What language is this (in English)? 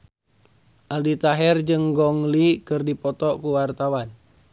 Sundanese